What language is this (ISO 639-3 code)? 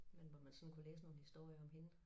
dan